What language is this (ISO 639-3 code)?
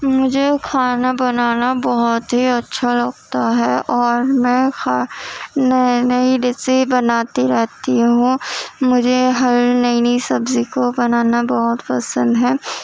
urd